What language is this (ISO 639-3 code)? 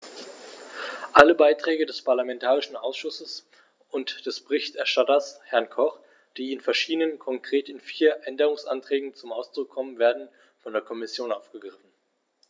deu